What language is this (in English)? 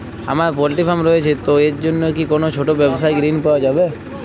Bangla